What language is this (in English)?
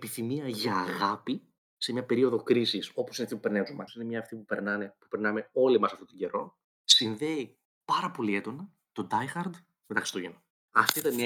Greek